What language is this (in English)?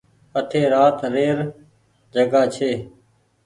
Goaria